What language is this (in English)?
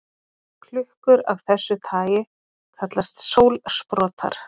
Icelandic